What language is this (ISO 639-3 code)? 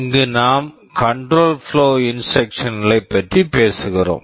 tam